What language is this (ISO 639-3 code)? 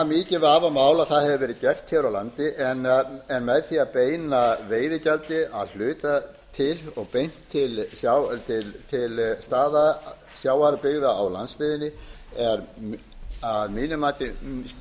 isl